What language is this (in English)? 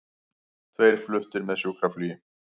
Icelandic